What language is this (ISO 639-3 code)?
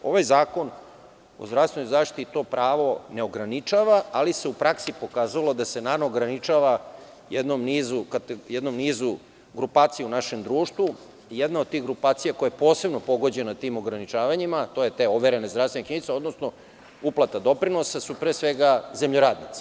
srp